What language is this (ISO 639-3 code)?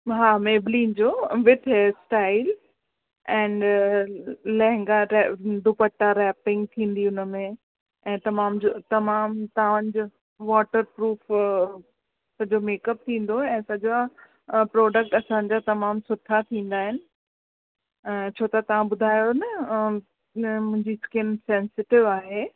snd